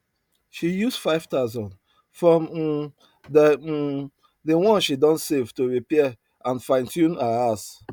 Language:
Nigerian Pidgin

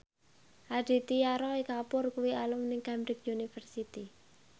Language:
Javanese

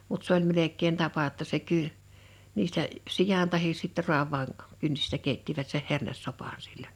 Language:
Finnish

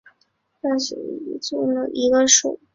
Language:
Chinese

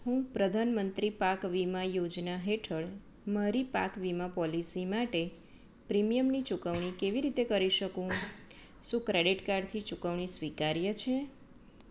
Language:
Gujarati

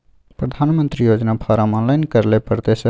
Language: Maithili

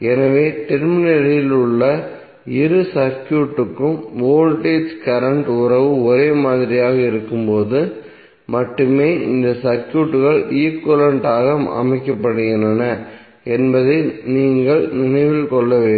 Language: Tamil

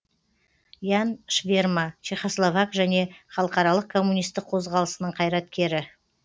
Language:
Kazakh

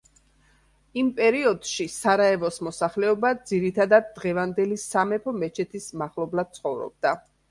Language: Georgian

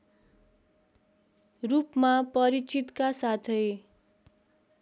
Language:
Nepali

